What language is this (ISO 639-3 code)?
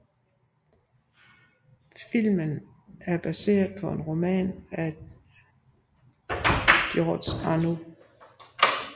dan